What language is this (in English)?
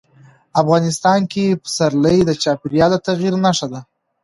Pashto